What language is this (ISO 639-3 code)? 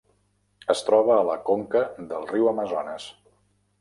cat